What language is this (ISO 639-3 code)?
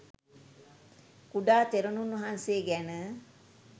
sin